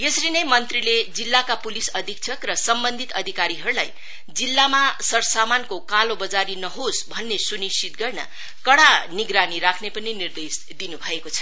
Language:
Nepali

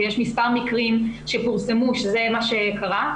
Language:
Hebrew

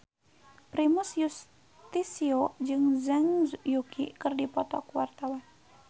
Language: Sundanese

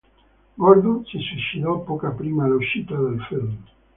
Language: Italian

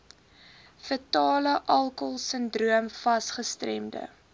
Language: Afrikaans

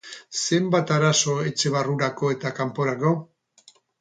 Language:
Basque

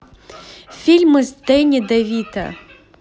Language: Russian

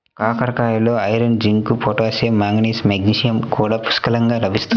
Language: Telugu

